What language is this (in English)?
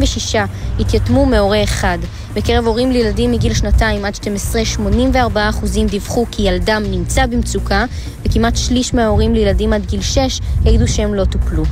Hebrew